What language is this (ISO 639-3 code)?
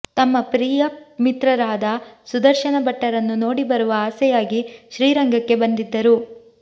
kan